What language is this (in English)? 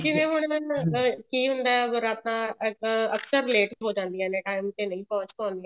Punjabi